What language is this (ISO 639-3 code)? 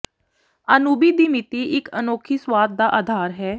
pan